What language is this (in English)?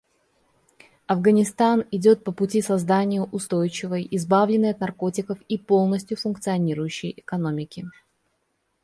Russian